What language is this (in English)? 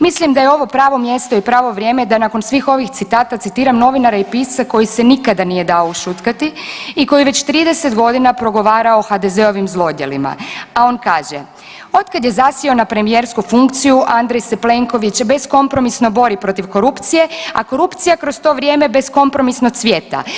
Croatian